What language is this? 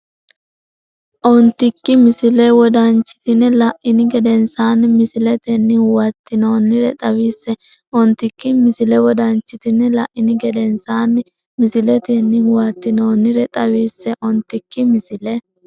Sidamo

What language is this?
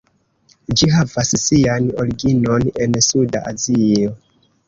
Esperanto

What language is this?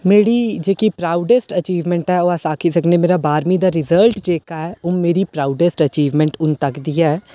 Dogri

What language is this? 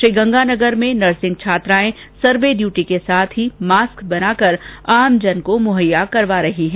Hindi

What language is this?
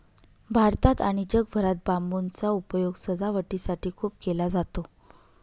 Marathi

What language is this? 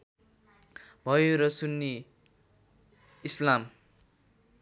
Nepali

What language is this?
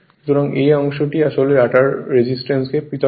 Bangla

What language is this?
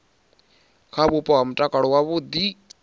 Venda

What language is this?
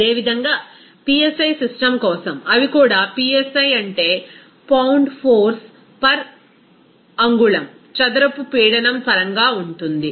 Telugu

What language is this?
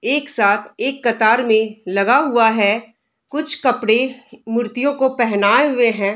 Hindi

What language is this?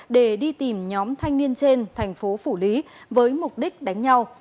Vietnamese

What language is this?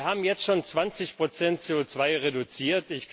German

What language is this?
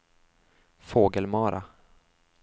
Swedish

